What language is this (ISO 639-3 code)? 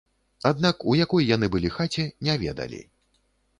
bel